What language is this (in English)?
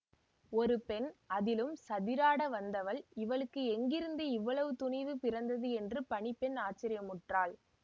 Tamil